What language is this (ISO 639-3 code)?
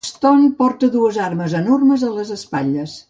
cat